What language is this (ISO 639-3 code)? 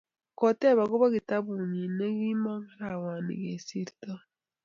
kln